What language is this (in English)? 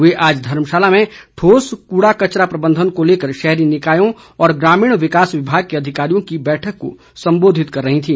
Hindi